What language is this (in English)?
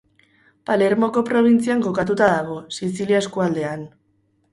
Basque